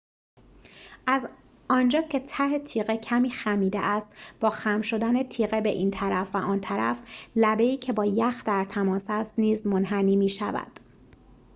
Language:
Persian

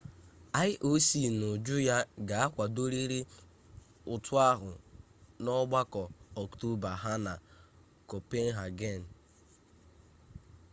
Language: Igbo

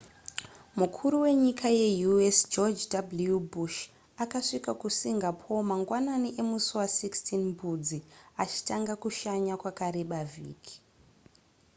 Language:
Shona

